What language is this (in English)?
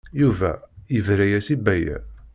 Kabyle